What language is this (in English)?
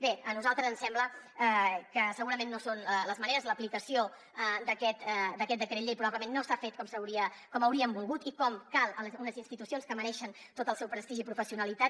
Catalan